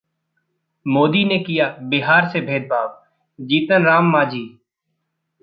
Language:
Hindi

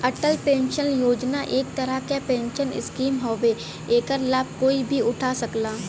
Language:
Bhojpuri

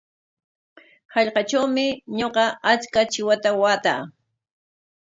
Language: Corongo Ancash Quechua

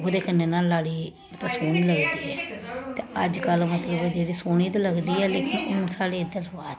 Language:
Dogri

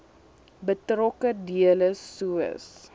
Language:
Afrikaans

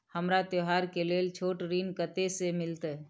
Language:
Maithili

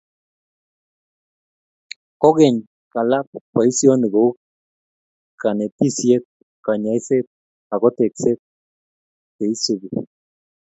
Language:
Kalenjin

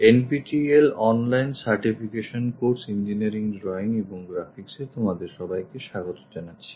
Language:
Bangla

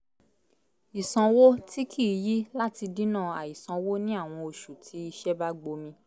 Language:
Yoruba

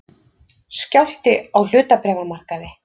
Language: Icelandic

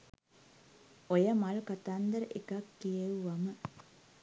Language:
Sinhala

